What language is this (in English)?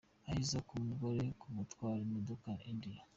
Kinyarwanda